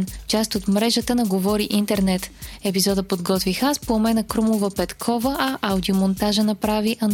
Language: Bulgarian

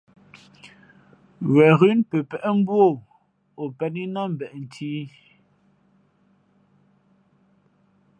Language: Fe'fe'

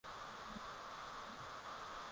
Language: Swahili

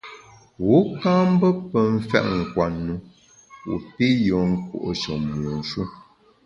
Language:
Bamun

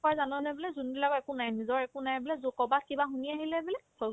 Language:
Assamese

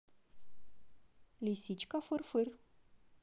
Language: Russian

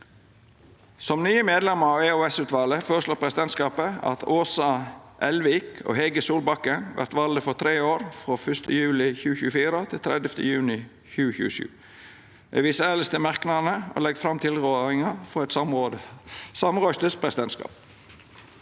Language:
Norwegian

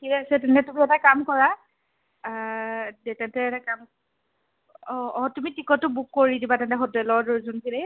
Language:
Assamese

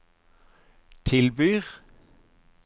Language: Norwegian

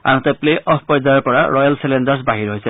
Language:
Assamese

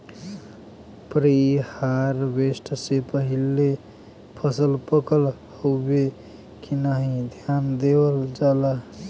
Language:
Bhojpuri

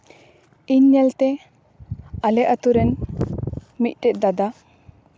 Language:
Santali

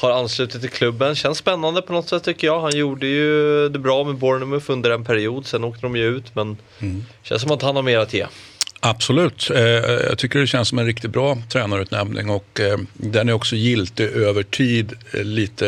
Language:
Swedish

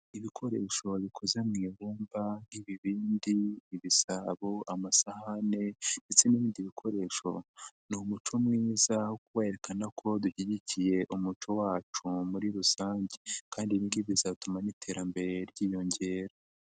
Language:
Kinyarwanda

